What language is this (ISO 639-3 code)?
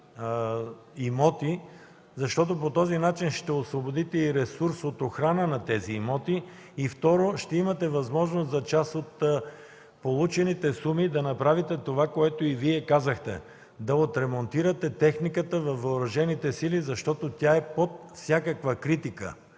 bul